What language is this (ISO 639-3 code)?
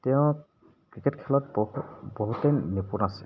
asm